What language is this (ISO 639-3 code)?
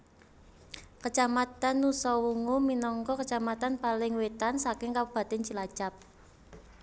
jav